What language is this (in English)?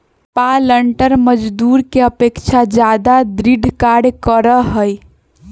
Magahi